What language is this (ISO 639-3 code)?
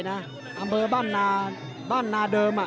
tha